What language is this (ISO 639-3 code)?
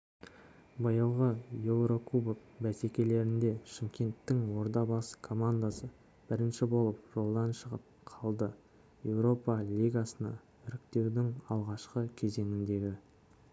kaz